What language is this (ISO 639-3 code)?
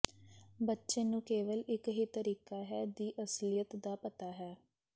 pan